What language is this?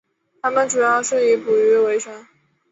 Chinese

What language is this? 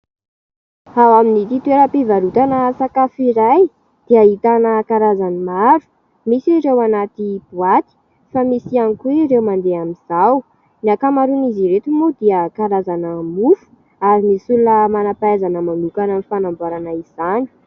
Malagasy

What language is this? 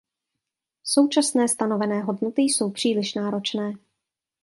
Czech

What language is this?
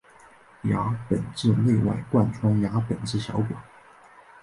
Chinese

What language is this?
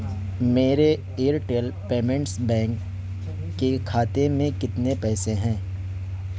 Urdu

